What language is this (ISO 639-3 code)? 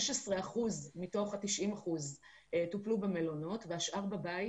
heb